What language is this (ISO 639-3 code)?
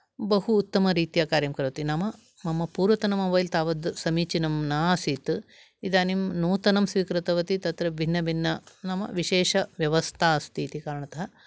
san